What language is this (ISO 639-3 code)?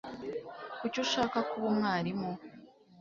kin